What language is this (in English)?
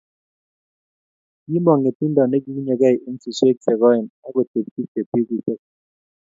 Kalenjin